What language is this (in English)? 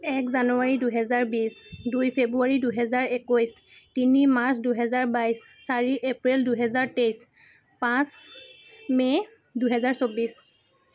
Assamese